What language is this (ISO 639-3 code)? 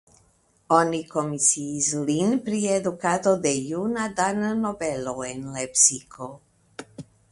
epo